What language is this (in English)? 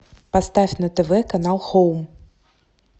Russian